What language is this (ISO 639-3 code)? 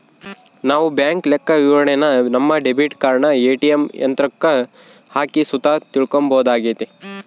kan